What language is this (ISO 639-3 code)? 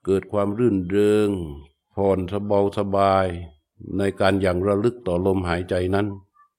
tha